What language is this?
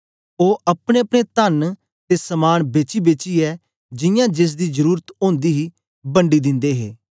Dogri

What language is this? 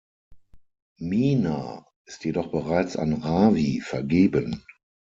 German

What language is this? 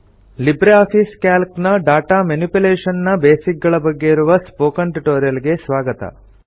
Kannada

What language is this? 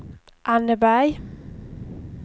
Swedish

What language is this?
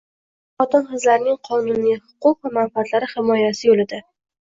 Uzbek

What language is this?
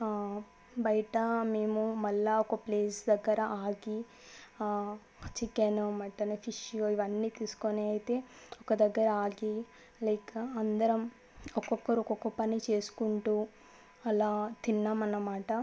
Telugu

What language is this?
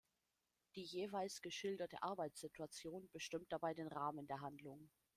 German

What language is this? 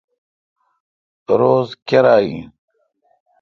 Kalkoti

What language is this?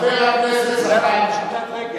Hebrew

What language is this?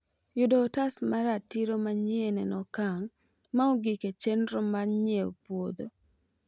Luo (Kenya and Tanzania)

